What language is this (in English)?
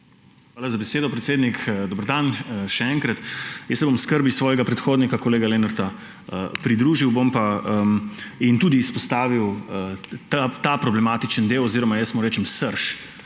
Slovenian